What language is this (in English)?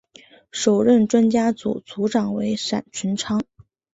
Chinese